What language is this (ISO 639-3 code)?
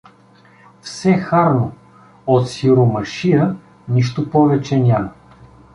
bul